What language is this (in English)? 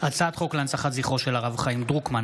Hebrew